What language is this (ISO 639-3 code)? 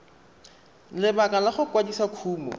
tsn